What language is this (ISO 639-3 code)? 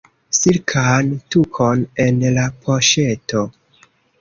epo